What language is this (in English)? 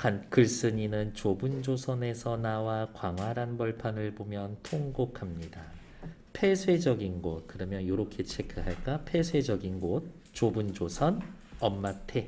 Korean